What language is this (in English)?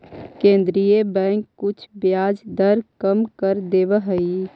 Magahi